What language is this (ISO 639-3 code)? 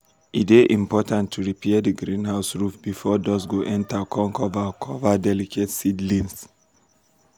pcm